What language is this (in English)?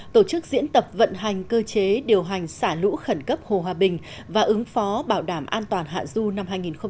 Vietnamese